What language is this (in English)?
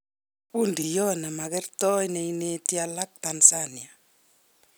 Kalenjin